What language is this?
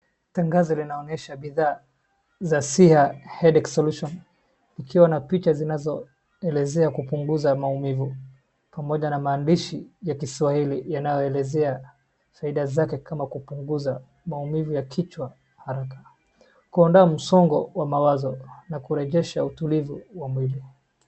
Swahili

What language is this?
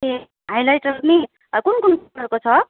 Nepali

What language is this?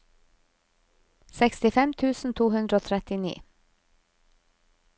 Norwegian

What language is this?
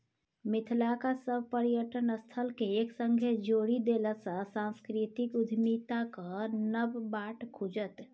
Maithili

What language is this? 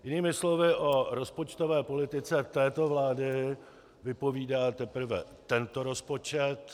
Czech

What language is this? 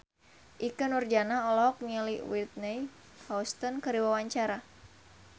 Sundanese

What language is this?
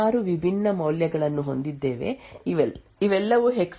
Kannada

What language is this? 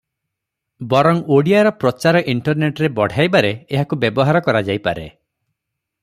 Odia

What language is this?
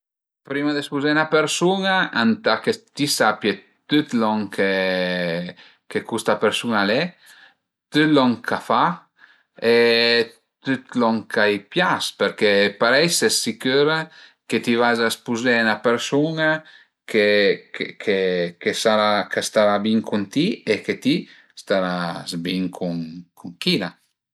Piedmontese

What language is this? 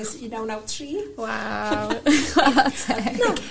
Welsh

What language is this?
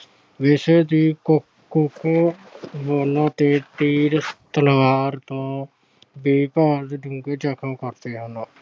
Punjabi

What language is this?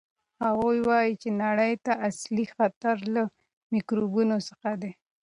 Pashto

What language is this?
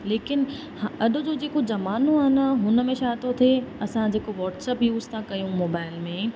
Sindhi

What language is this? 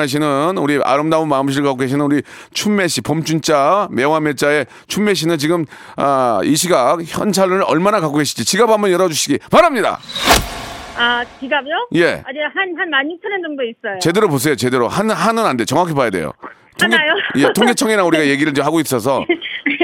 Korean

